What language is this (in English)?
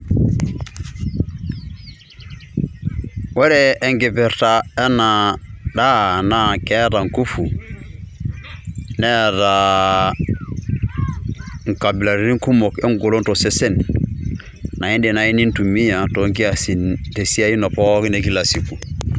Masai